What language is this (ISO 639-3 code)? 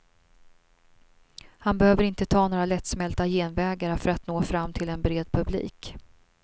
swe